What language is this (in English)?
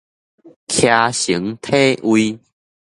Min Nan Chinese